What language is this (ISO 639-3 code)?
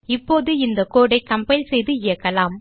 tam